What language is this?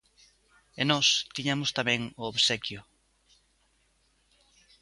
Galician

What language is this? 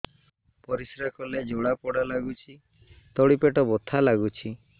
Odia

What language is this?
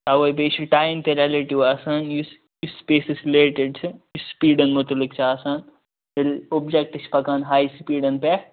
Kashmiri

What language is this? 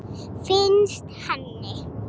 Icelandic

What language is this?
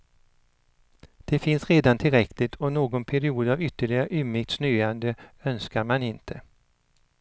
Swedish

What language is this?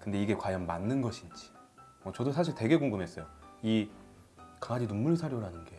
Korean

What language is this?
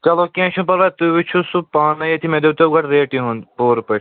Kashmiri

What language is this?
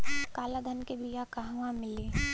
Bhojpuri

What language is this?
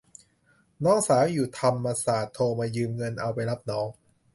Thai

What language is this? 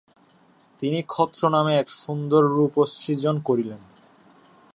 Bangla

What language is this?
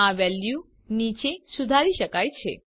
Gujarati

